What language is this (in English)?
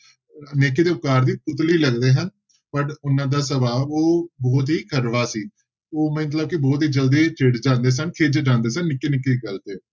Punjabi